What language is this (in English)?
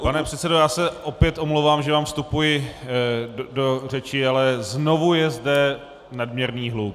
Czech